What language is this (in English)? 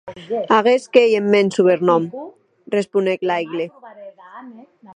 Occitan